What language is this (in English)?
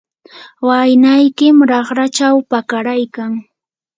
Yanahuanca Pasco Quechua